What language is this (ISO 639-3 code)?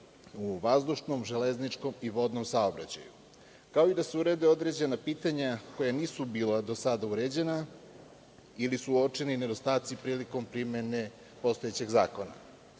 srp